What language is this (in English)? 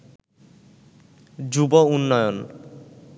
Bangla